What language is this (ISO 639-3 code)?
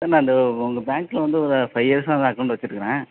tam